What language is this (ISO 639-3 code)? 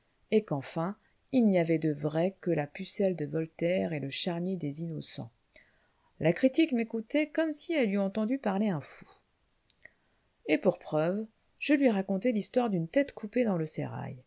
fra